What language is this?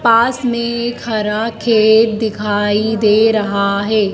Hindi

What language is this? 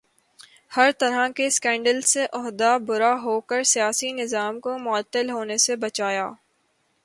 Urdu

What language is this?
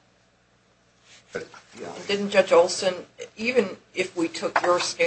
English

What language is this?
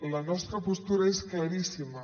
Catalan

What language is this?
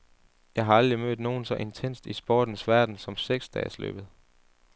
Danish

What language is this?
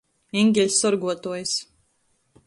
Latgalian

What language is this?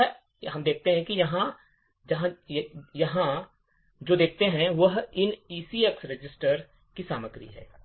Hindi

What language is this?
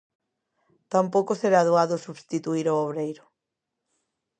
Galician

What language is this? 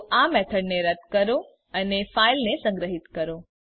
Gujarati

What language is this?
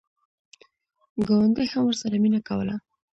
Pashto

